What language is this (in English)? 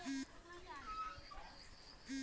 Magahi